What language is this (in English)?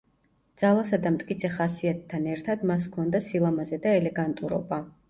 Georgian